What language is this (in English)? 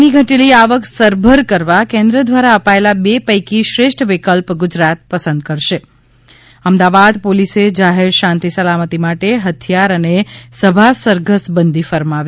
Gujarati